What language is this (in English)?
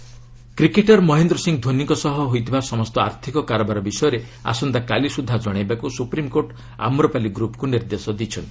Odia